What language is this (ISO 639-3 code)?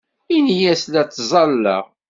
kab